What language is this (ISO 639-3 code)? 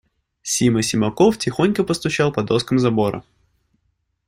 rus